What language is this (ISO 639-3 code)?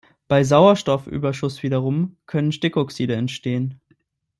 deu